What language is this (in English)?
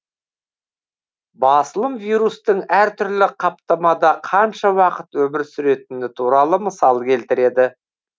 Kazakh